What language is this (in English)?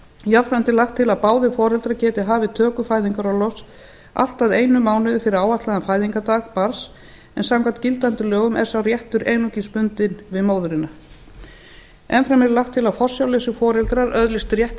Icelandic